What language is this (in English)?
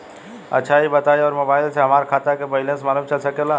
Bhojpuri